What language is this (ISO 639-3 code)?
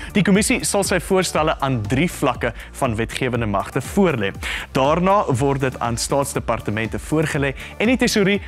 nld